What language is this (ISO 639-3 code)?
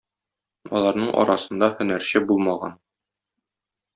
tat